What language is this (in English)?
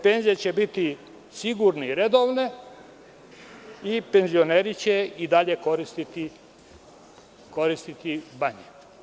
Serbian